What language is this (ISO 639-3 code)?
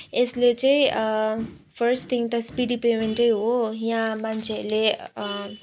nep